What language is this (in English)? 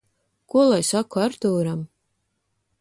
Latvian